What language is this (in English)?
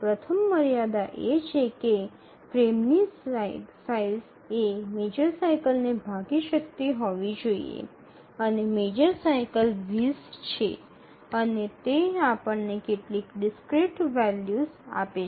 Gujarati